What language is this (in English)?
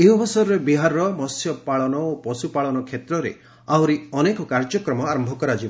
Odia